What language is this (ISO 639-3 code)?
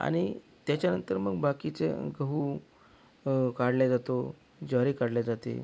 mar